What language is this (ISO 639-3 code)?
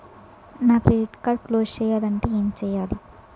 tel